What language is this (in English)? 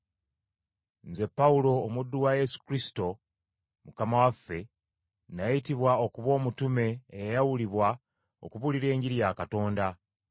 Ganda